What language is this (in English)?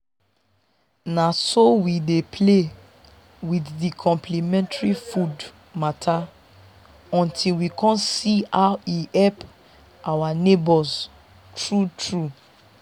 Nigerian Pidgin